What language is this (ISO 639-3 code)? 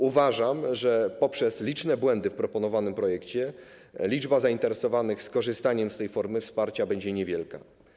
pol